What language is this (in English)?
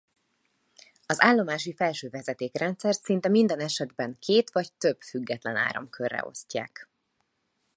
Hungarian